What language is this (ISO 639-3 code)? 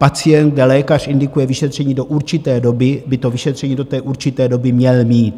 ces